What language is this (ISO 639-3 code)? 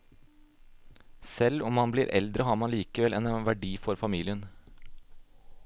nor